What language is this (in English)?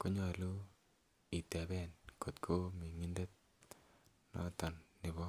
Kalenjin